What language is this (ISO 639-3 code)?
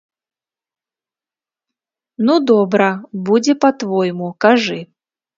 bel